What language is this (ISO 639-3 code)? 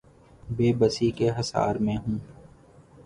urd